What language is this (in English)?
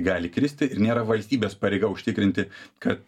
Lithuanian